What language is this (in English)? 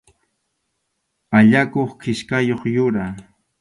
Arequipa-La Unión Quechua